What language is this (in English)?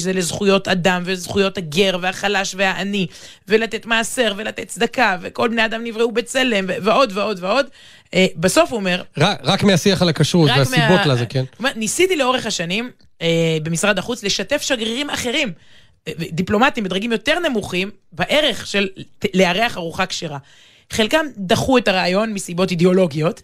Hebrew